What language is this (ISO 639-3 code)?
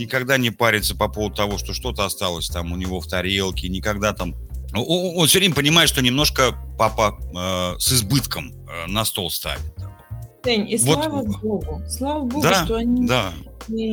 rus